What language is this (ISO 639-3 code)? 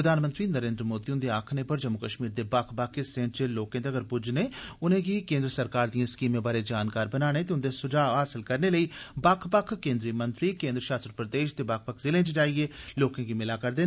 doi